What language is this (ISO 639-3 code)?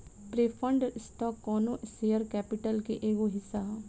bho